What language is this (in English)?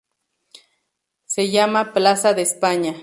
Spanish